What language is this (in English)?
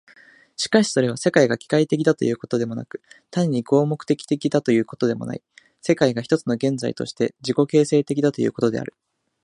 Japanese